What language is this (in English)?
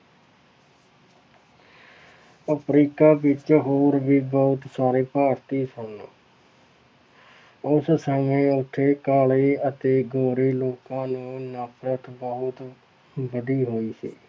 Punjabi